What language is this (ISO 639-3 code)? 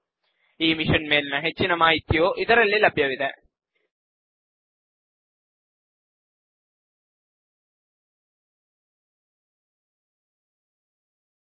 kan